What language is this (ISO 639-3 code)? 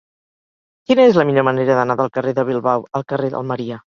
cat